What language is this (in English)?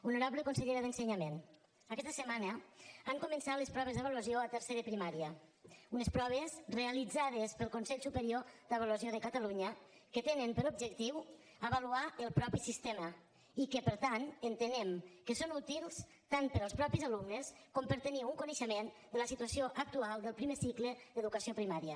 Catalan